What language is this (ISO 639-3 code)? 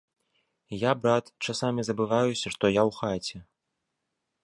bel